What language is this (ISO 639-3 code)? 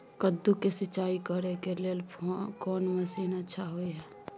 mai